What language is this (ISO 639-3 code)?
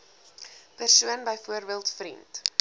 afr